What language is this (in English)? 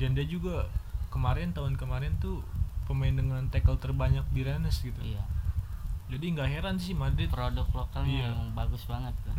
Indonesian